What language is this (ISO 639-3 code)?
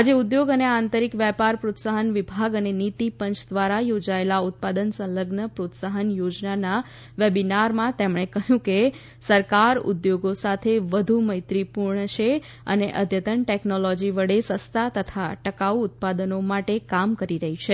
guj